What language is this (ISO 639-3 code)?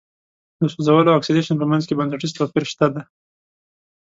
pus